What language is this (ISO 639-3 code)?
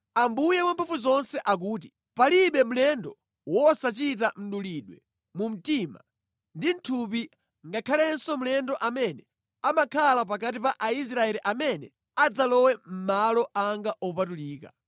nya